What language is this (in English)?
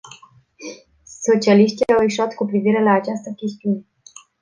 Romanian